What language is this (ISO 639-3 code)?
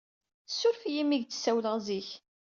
kab